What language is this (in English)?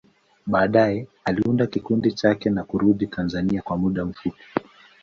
Swahili